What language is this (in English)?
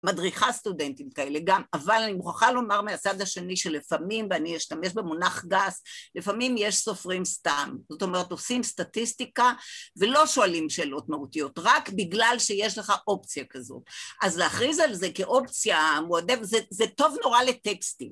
Hebrew